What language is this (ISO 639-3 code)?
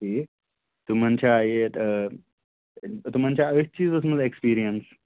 kas